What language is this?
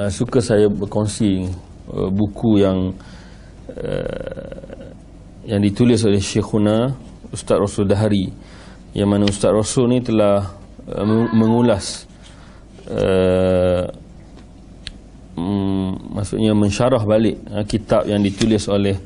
Malay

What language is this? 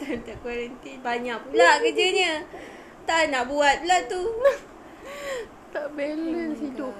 Malay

